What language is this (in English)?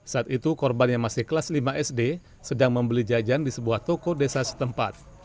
Indonesian